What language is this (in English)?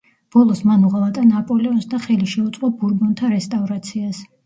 Georgian